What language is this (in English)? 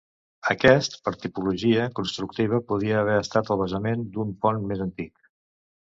Catalan